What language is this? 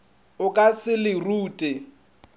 Northern Sotho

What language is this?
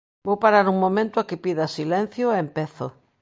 Galician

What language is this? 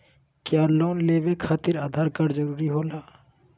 Magahi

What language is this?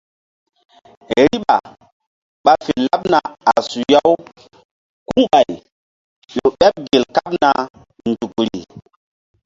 Mbum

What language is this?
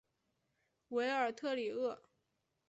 Chinese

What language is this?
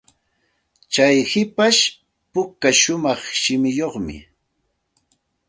Santa Ana de Tusi Pasco Quechua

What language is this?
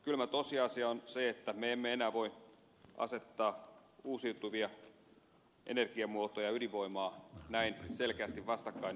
Finnish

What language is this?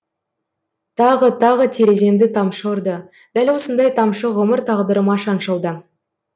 Kazakh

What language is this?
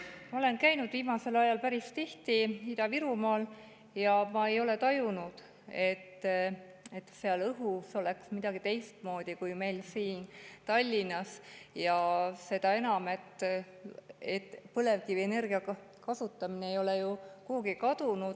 Estonian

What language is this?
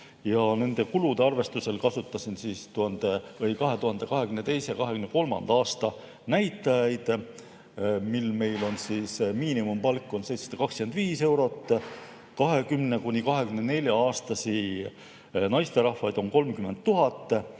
Estonian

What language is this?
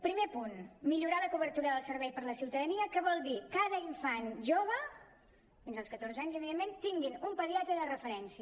Catalan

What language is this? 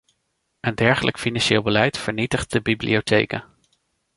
Dutch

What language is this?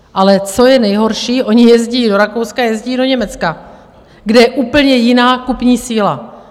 Czech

